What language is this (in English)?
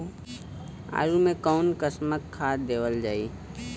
Bhojpuri